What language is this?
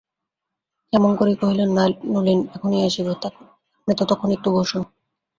Bangla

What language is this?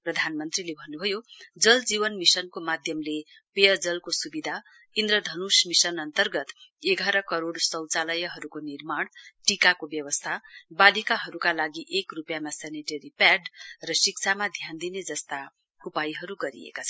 Nepali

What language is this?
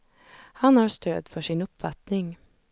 Swedish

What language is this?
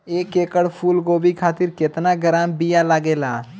Bhojpuri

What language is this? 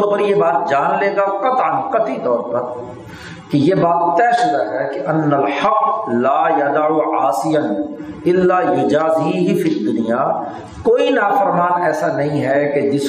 Urdu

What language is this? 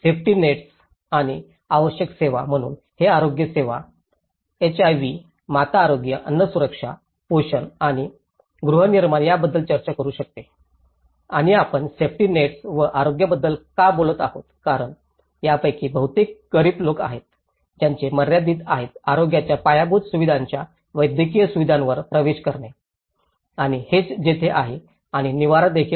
Marathi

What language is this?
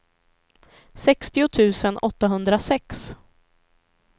Swedish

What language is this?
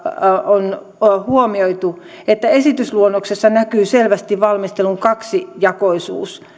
Finnish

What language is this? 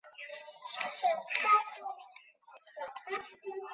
Chinese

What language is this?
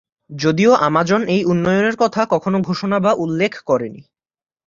Bangla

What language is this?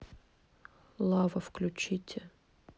Russian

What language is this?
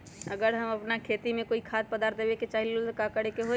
Magahi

